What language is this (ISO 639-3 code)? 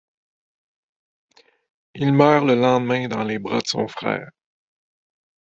fra